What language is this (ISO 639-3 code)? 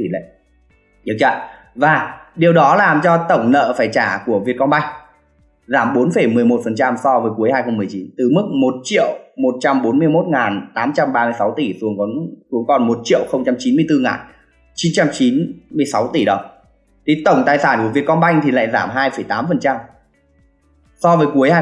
vie